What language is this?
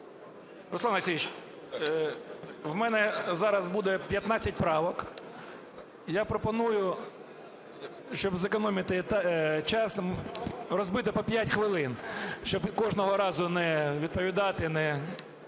Ukrainian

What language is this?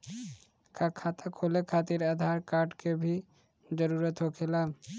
Bhojpuri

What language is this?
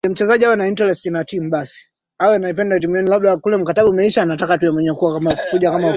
Swahili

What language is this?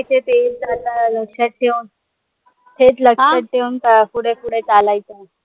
Marathi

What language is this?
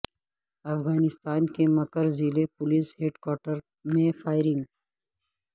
Urdu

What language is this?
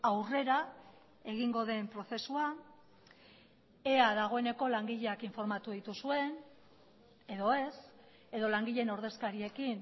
Basque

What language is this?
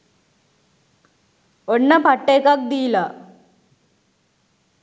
Sinhala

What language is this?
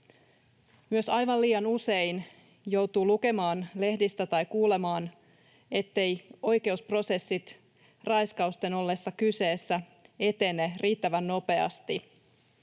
Finnish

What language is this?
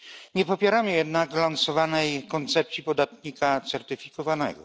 Polish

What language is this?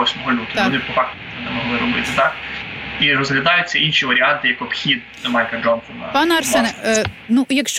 Ukrainian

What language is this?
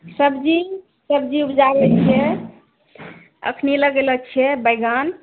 Maithili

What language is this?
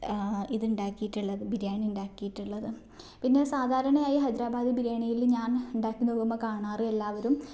Malayalam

